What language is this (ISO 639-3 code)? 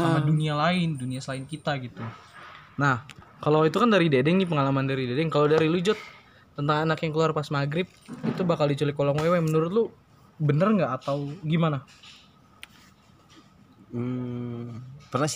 ind